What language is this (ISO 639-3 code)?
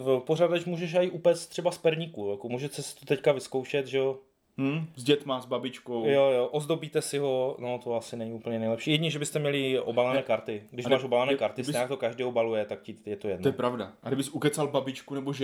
ces